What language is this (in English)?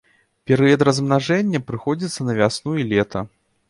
Belarusian